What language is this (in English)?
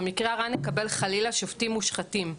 Hebrew